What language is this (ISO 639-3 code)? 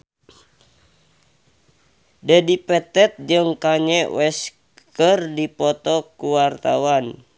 sun